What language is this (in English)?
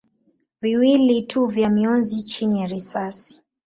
Swahili